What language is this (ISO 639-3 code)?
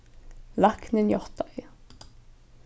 fao